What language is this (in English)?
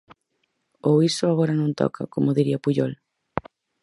Galician